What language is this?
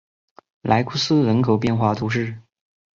Chinese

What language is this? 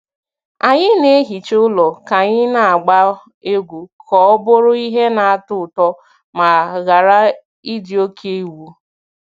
Igbo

